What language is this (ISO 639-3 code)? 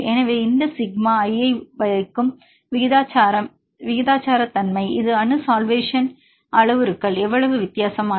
tam